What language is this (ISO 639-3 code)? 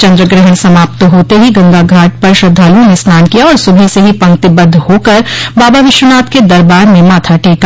hin